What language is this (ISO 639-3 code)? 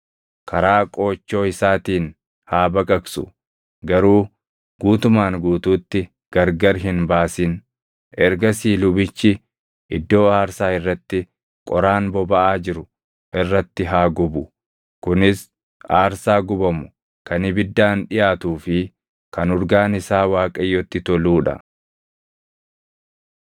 orm